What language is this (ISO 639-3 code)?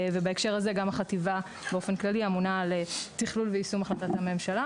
heb